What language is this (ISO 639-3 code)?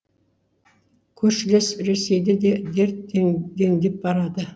kaz